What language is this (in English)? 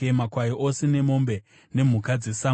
Shona